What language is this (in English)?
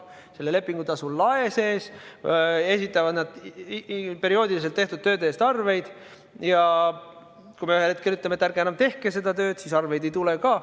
Estonian